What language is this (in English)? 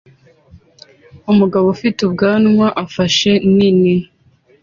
Kinyarwanda